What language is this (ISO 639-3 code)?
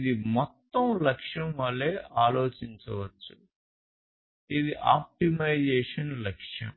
tel